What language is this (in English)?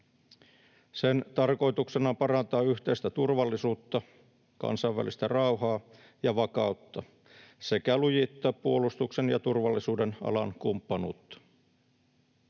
Finnish